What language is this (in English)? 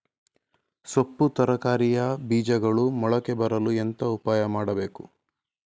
Kannada